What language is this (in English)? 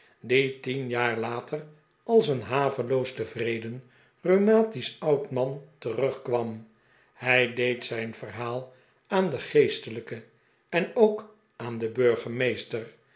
Dutch